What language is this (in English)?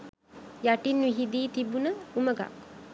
Sinhala